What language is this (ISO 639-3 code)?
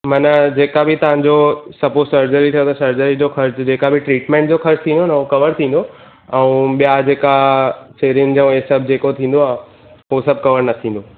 snd